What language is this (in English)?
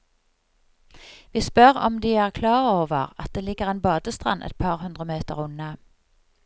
Norwegian